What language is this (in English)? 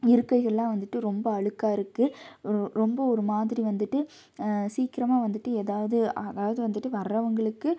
Tamil